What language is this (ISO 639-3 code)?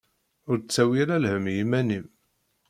kab